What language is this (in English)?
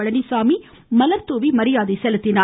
Tamil